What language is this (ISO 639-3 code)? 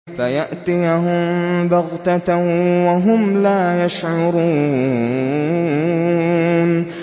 ara